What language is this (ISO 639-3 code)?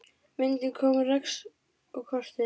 isl